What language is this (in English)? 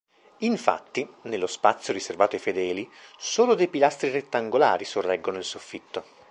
Italian